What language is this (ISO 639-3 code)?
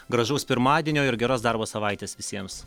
lit